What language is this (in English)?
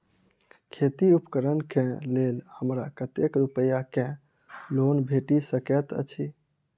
Maithili